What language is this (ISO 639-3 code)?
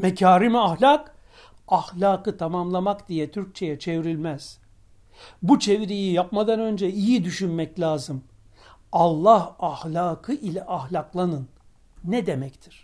tur